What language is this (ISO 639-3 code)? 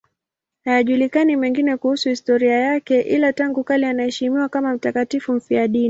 swa